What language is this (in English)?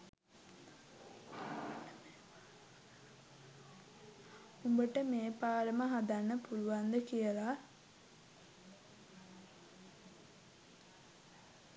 Sinhala